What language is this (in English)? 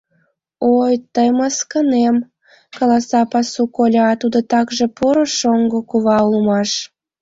Mari